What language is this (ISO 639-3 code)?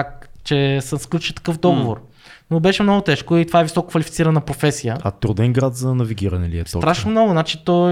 bul